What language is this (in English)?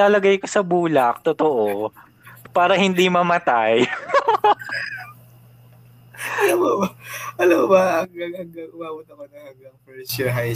Filipino